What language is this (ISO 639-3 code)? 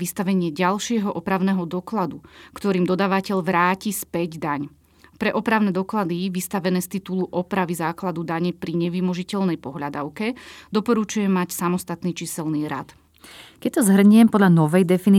slk